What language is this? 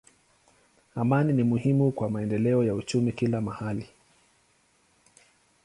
Swahili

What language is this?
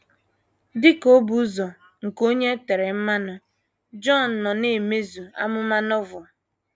Igbo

